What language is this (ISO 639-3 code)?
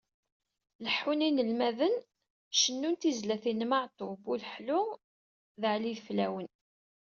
kab